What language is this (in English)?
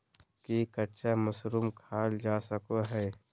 Magahi